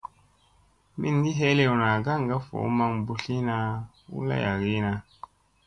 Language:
Musey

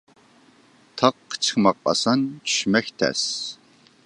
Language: Uyghur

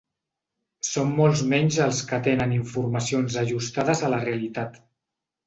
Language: Catalan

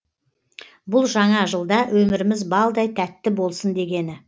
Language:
Kazakh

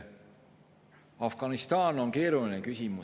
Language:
Estonian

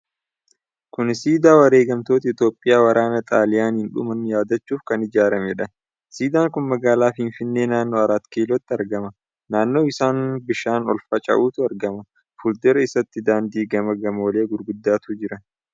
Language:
Oromo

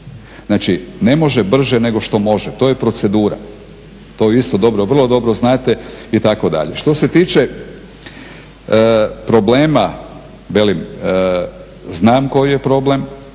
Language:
Croatian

